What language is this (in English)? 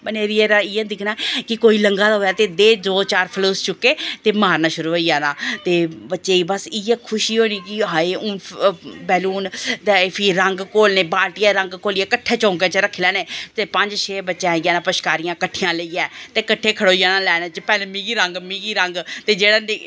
Dogri